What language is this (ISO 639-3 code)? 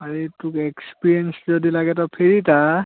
asm